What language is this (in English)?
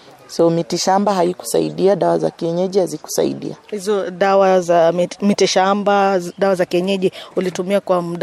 Swahili